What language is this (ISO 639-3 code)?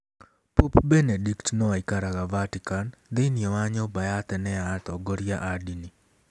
kik